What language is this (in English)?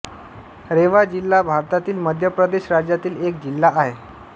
Marathi